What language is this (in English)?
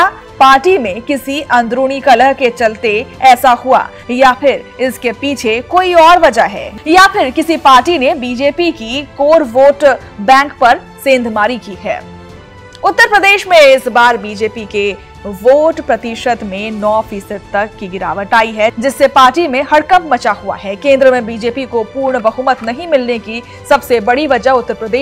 Hindi